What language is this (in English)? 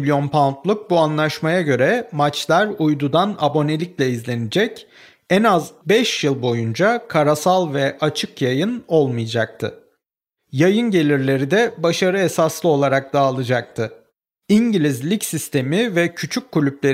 Turkish